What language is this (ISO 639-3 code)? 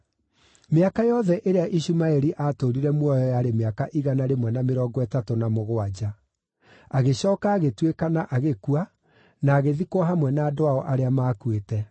kik